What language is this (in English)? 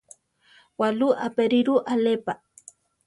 Central Tarahumara